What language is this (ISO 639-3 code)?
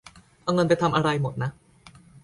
tha